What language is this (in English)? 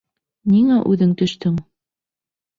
Bashkir